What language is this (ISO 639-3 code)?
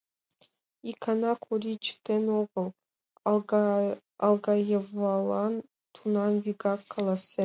chm